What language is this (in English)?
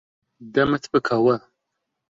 Central Kurdish